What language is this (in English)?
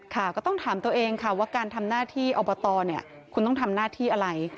Thai